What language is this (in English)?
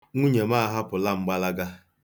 Igbo